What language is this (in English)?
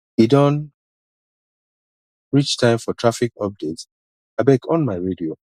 Nigerian Pidgin